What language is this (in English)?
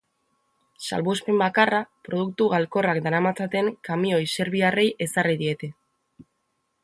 Basque